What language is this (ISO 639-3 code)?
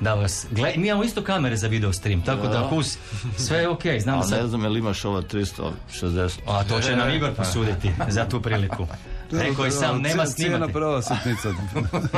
hrv